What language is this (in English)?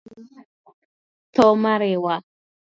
Luo (Kenya and Tanzania)